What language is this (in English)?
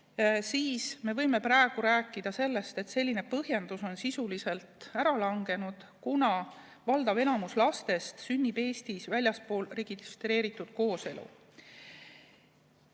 Estonian